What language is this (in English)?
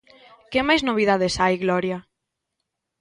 Galician